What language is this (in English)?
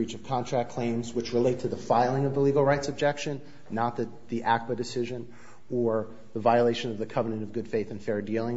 English